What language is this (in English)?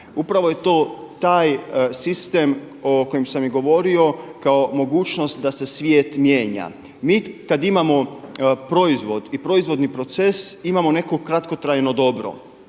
Croatian